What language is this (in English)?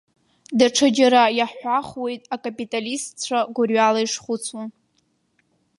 Abkhazian